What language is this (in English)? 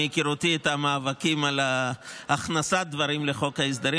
Hebrew